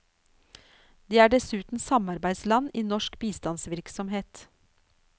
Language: Norwegian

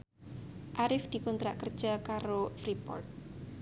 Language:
Javanese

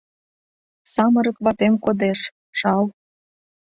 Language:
Mari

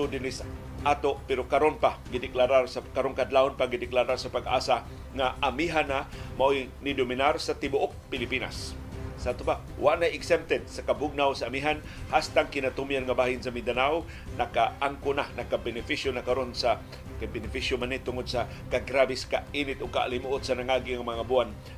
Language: Filipino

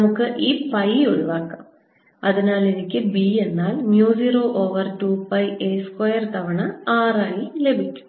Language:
Malayalam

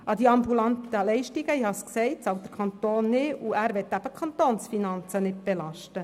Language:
Swiss German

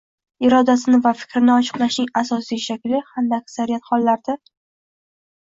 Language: Uzbek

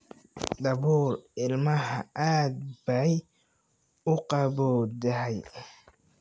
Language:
Somali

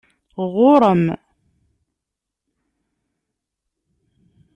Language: Kabyle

